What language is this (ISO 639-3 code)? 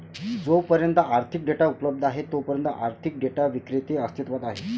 mar